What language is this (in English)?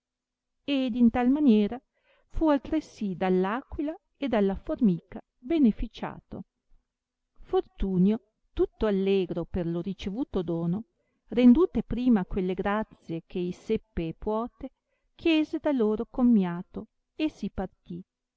Italian